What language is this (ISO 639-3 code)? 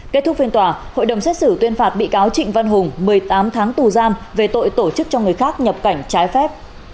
vie